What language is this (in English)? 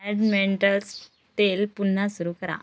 Marathi